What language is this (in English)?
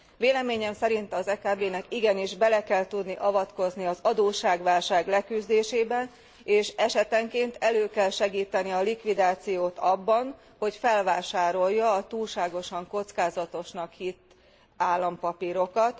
Hungarian